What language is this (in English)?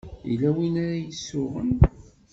Kabyle